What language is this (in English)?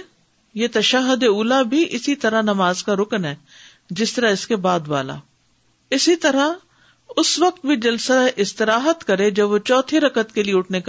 Urdu